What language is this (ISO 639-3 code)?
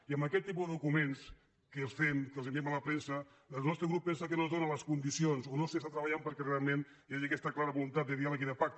cat